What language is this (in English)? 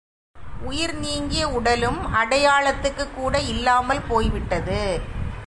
Tamil